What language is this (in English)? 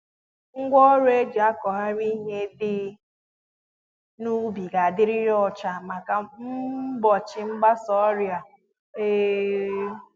Igbo